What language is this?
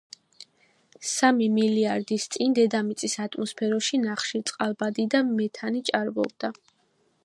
Georgian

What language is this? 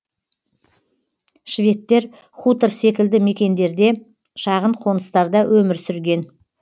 Kazakh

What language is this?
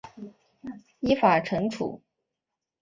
Chinese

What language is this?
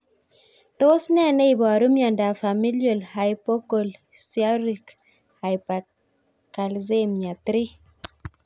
Kalenjin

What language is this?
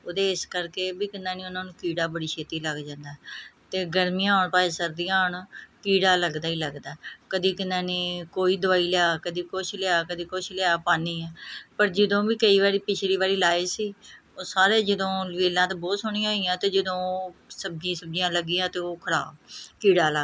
Punjabi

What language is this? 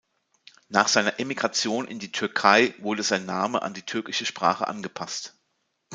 German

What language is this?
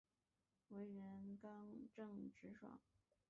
Chinese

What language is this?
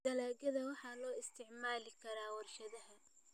Somali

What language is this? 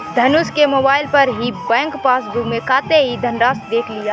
Hindi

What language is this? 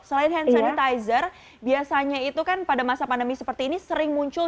Indonesian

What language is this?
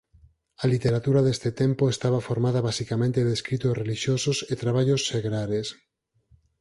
Galician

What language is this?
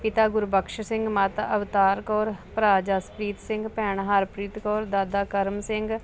Punjabi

